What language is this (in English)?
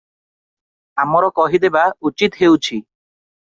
Odia